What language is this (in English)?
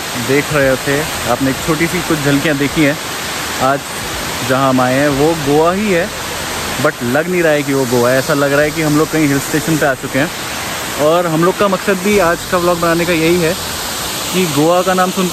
Hindi